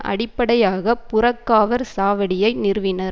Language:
Tamil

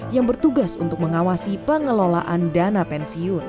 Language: Indonesian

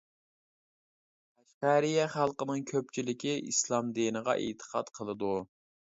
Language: Uyghur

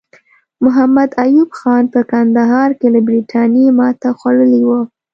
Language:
Pashto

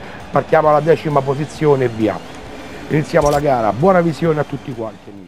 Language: Italian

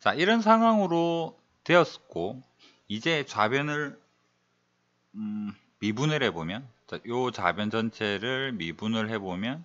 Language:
Korean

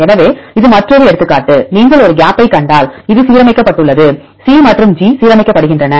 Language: Tamil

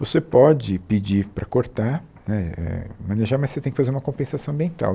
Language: Portuguese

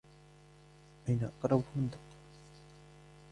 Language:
Arabic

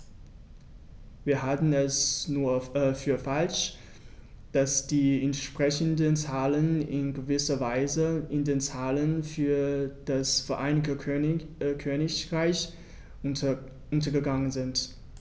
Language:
German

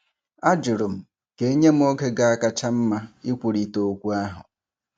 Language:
Igbo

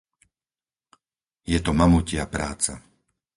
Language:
Slovak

